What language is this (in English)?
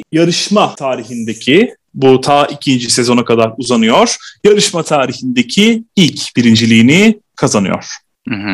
Turkish